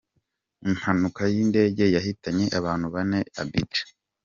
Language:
Kinyarwanda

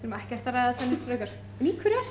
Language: Icelandic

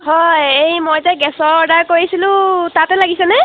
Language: Assamese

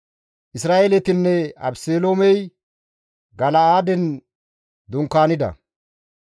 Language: Gamo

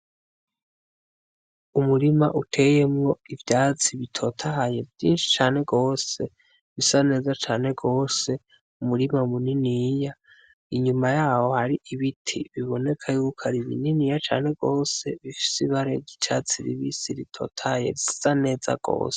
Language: Rundi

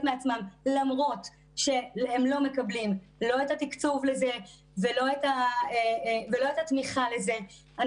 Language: Hebrew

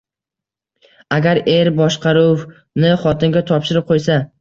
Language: Uzbek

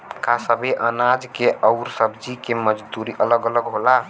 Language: Bhojpuri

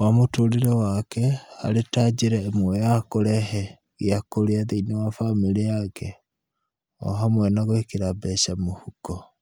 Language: Kikuyu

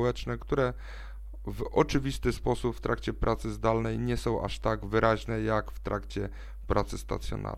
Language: Polish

